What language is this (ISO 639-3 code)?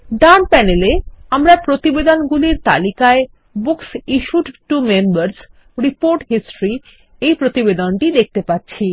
ben